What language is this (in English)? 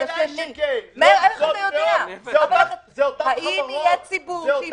Hebrew